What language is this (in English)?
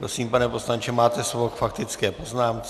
Czech